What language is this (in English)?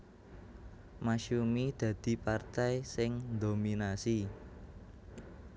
Javanese